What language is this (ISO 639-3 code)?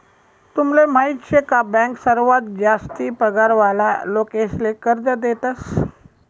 mar